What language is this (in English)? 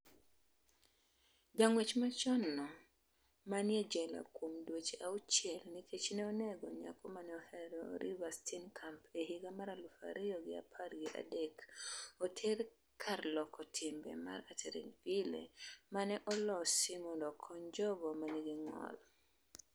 Luo (Kenya and Tanzania)